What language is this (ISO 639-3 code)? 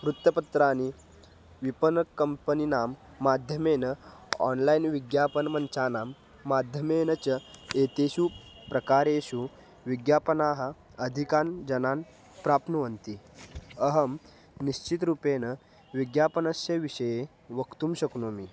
san